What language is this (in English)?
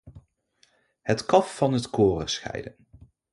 Dutch